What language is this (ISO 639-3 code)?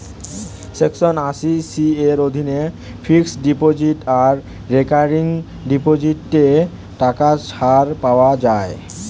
ben